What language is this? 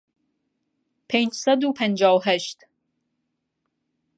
Central Kurdish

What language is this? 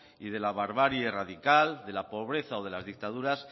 Spanish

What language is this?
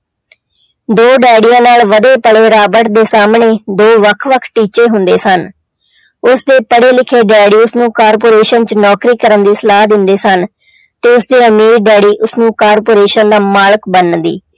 Punjabi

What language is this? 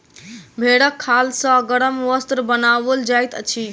Maithili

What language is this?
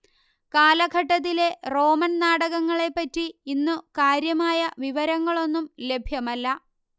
Malayalam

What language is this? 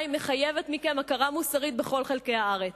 Hebrew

